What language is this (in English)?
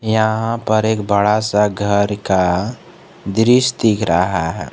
Hindi